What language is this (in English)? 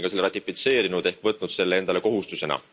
Estonian